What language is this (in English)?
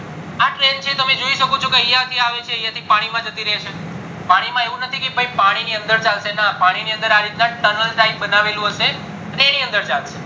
Gujarati